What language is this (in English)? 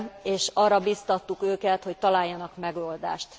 Hungarian